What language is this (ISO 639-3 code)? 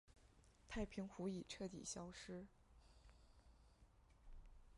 zho